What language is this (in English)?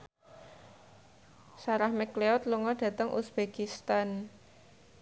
Javanese